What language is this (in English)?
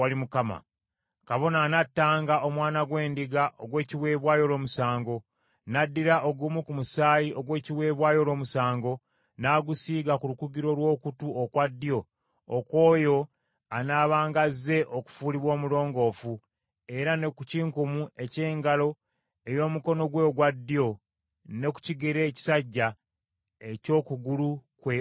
Ganda